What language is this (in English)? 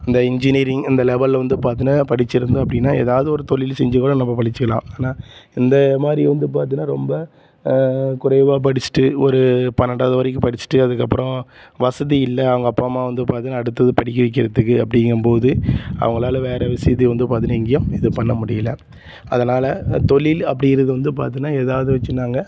Tamil